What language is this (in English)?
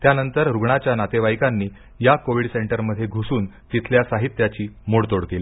Marathi